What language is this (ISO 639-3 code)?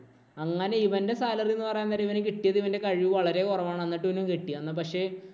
mal